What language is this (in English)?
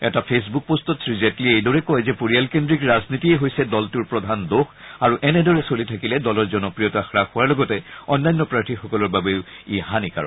Assamese